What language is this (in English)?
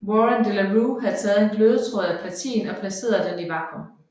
Danish